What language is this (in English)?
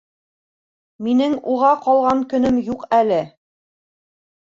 Bashkir